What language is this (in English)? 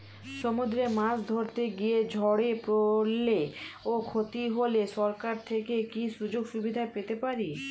Bangla